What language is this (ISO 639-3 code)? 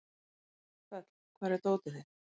isl